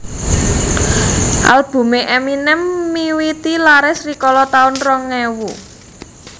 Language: Javanese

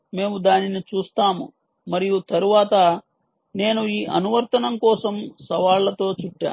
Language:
Telugu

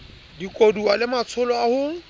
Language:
Southern Sotho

